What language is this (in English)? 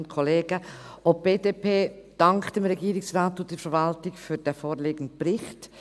Swiss German